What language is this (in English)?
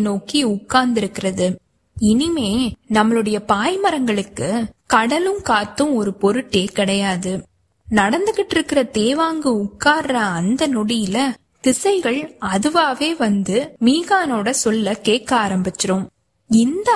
Tamil